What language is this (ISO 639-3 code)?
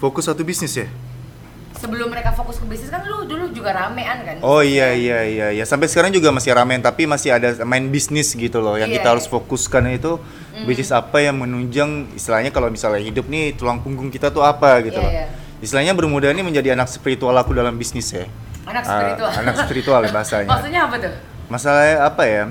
ind